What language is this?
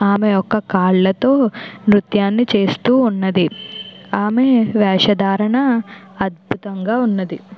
Telugu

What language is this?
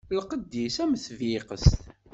Kabyle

